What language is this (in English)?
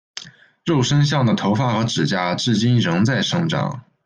Chinese